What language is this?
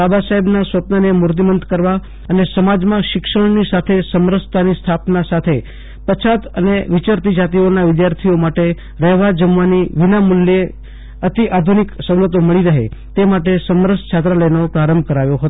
Gujarati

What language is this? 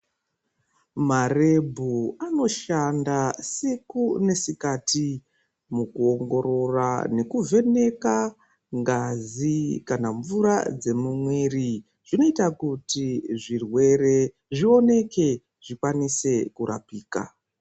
Ndau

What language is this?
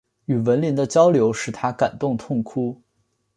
Chinese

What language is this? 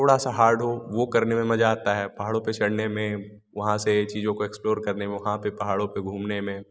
Hindi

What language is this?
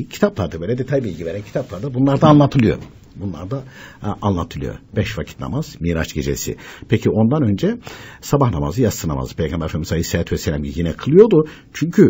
Turkish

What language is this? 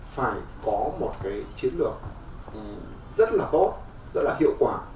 Vietnamese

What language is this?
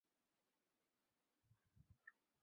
Chinese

